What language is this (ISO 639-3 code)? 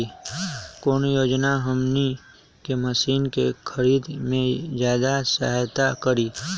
mag